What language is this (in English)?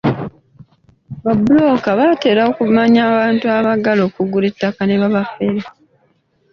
Ganda